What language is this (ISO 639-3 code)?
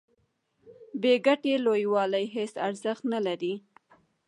pus